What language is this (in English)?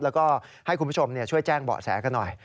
Thai